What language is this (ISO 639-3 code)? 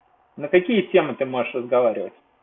rus